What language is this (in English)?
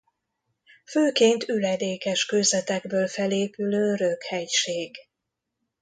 Hungarian